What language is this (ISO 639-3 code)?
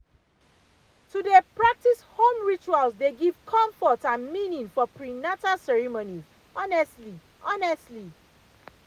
pcm